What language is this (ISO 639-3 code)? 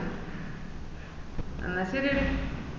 mal